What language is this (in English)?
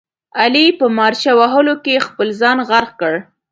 Pashto